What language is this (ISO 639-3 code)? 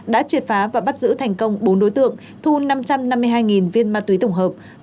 vie